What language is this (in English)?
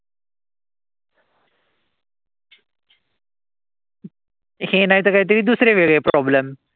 Marathi